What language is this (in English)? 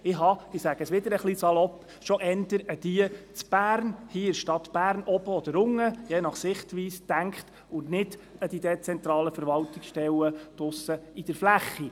Swiss German